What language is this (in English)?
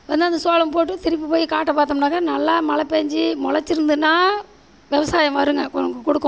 Tamil